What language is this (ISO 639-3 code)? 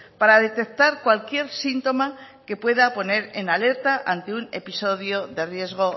spa